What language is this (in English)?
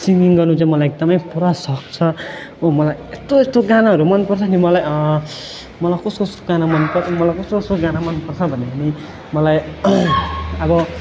Nepali